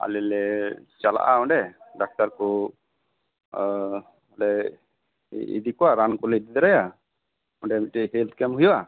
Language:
Santali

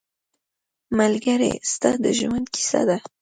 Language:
Pashto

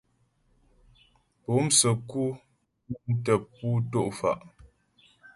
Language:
Ghomala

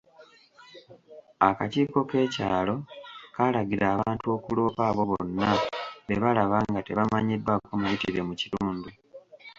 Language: Ganda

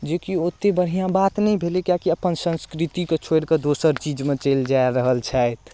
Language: Maithili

